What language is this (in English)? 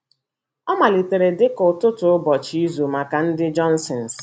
Igbo